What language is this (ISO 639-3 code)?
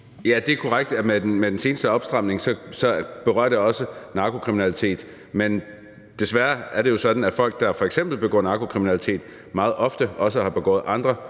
dan